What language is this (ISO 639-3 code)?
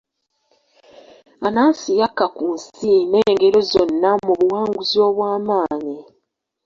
lug